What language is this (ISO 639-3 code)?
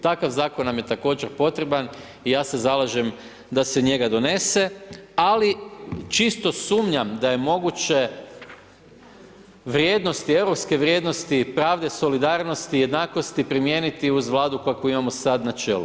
hrv